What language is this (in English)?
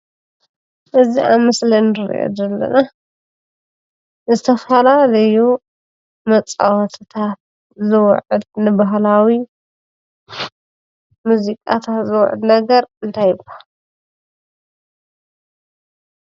Tigrinya